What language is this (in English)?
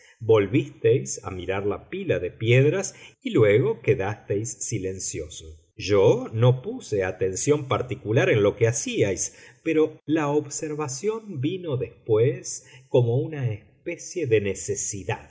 Spanish